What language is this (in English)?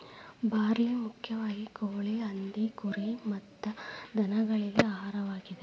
Kannada